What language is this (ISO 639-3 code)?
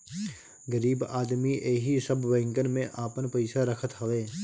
bho